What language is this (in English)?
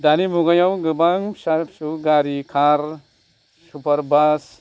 Bodo